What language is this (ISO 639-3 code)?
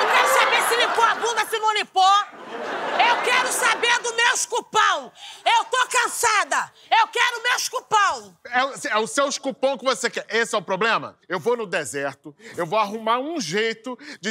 por